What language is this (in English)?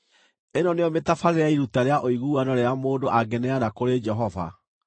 Kikuyu